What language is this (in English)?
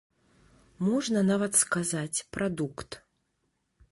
Belarusian